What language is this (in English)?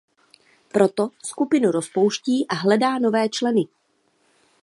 Czech